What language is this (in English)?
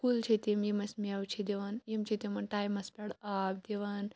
Kashmiri